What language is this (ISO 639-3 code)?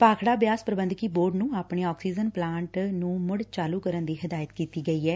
pan